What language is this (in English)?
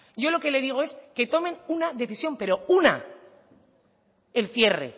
Spanish